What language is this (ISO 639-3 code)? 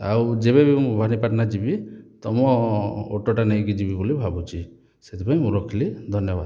ori